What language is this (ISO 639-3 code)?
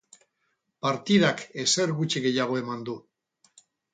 eus